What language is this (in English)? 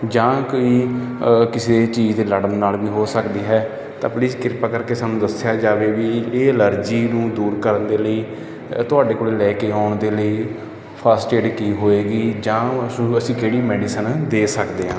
Punjabi